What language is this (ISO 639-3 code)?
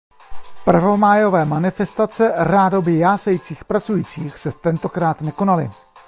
ces